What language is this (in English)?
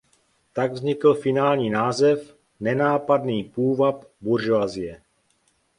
Czech